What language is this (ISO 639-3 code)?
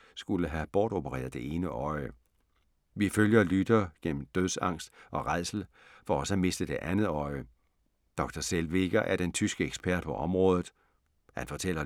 dan